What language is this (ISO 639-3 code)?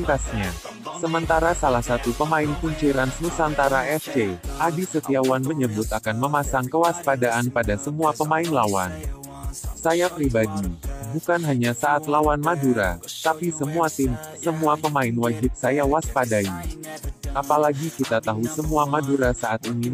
ind